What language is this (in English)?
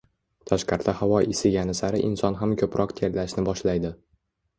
Uzbek